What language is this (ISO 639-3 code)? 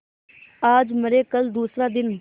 hin